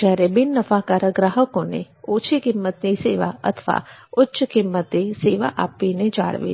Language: Gujarati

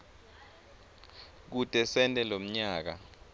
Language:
Swati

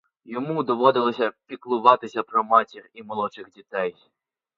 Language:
Ukrainian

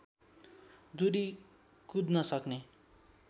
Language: Nepali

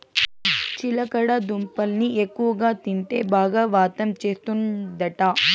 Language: Telugu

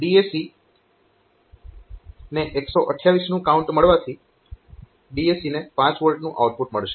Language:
Gujarati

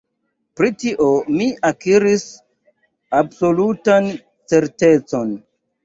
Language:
Esperanto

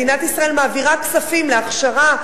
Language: Hebrew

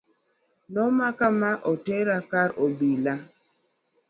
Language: Luo (Kenya and Tanzania)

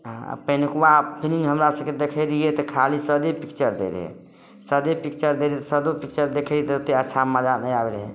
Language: Maithili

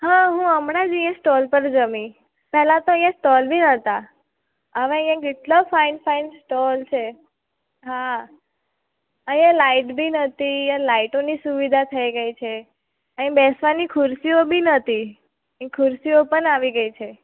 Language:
Gujarati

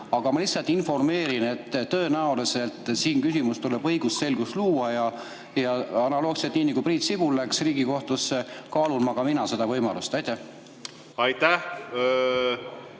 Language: Estonian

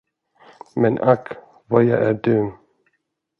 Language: Swedish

